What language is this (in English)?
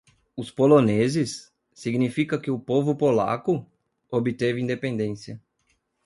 Portuguese